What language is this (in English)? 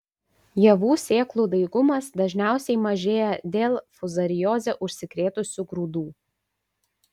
Lithuanian